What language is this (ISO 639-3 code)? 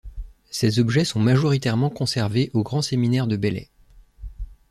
fra